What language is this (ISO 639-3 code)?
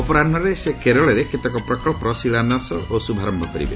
ori